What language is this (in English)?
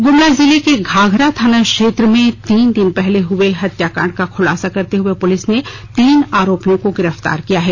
Hindi